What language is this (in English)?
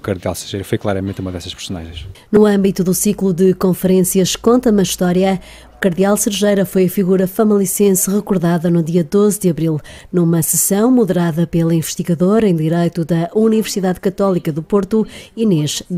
Portuguese